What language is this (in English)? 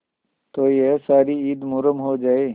Hindi